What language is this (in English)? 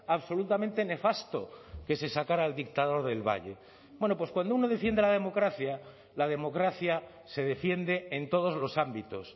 Spanish